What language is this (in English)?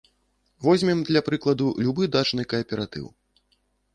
Belarusian